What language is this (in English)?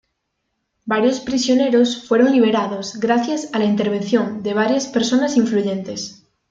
Spanish